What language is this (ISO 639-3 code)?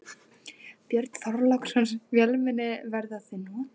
isl